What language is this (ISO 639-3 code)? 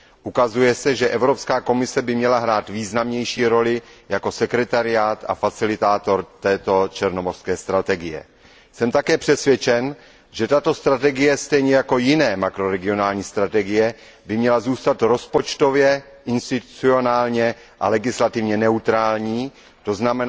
ces